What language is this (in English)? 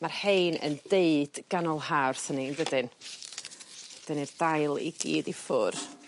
Welsh